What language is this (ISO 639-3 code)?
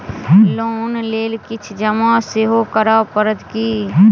mai